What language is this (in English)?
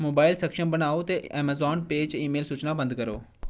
Dogri